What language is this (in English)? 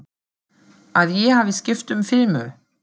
Icelandic